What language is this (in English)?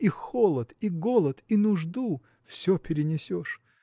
Russian